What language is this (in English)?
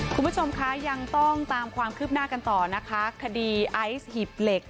Thai